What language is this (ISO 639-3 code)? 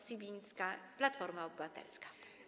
pol